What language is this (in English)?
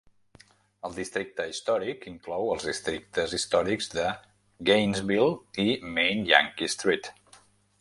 Catalan